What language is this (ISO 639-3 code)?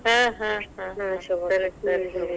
kan